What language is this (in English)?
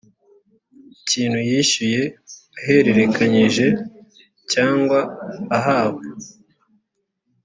Kinyarwanda